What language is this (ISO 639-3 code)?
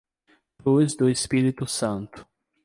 por